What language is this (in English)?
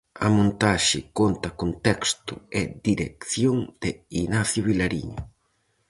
Galician